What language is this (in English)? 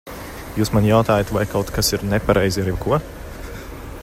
Latvian